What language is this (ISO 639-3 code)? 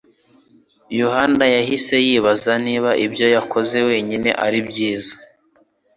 kin